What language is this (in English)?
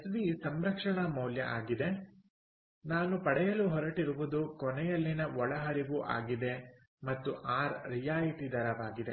Kannada